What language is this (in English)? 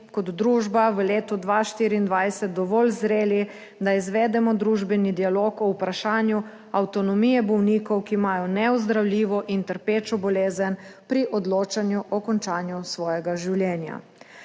Slovenian